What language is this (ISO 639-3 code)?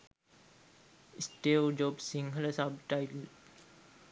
sin